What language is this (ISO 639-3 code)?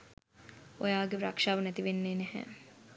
sin